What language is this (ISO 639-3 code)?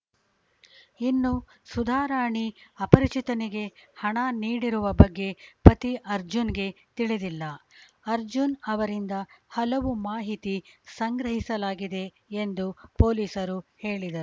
kan